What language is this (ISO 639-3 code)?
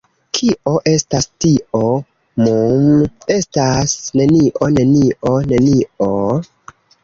epo